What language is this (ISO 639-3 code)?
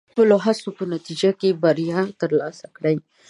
pus